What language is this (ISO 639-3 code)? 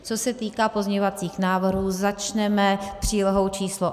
ces